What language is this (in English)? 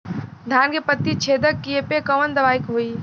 Bhojpuri